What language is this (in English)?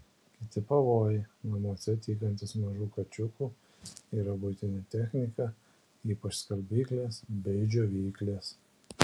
Lithuanian